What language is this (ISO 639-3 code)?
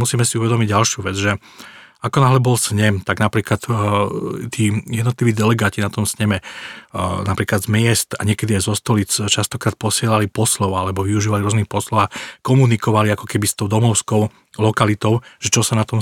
slk